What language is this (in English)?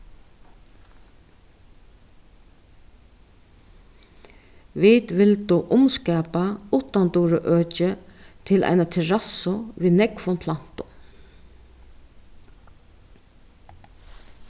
Faroese